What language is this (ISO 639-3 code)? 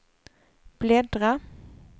swe